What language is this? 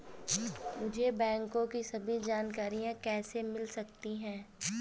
Hindi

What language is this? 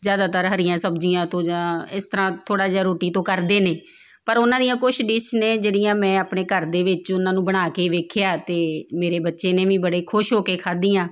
Punjabi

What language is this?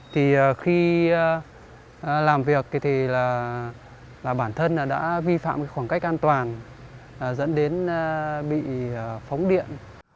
Vietnamese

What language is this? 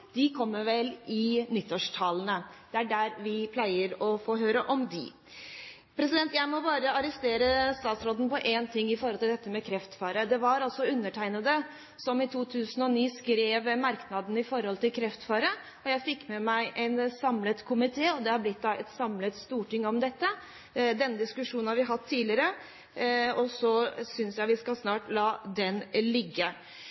Norwegian Bokmål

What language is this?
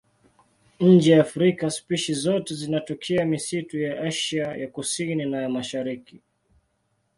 Swahili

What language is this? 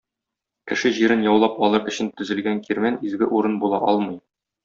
Tatar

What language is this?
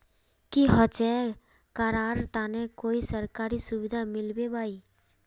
Magahi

